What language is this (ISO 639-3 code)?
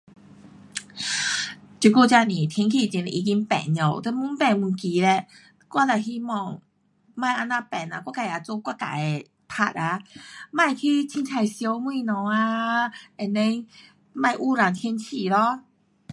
cpx